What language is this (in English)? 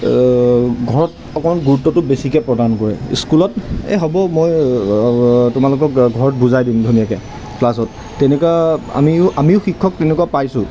Assamese